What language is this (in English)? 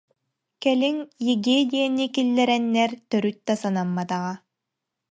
Yakut